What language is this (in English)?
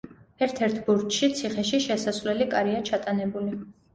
Georgian